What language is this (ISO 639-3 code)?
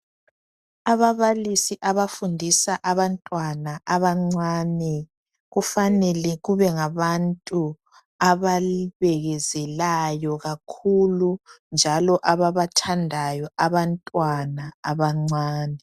nde